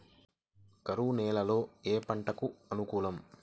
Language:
Telugu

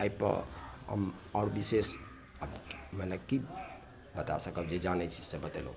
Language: Maithili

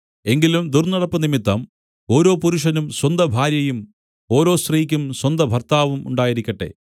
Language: Malayalam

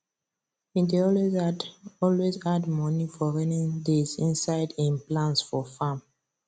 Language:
Nigerian Pidgin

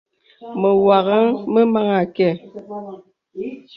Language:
Bebele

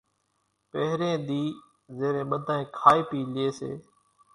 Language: Kachi Koli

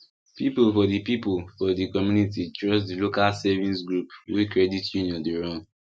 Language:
Nigerian Pidgin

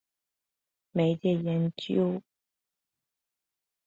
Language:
Chinese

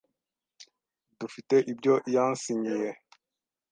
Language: Kinyarwanda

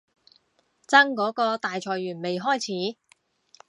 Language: Cantonese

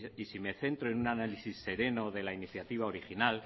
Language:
Spanish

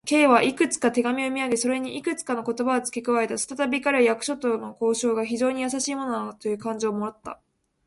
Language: Japanese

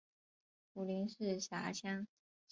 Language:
Chinese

